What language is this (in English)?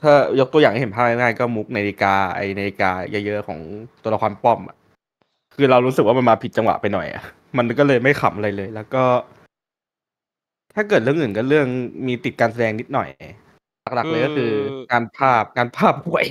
Thai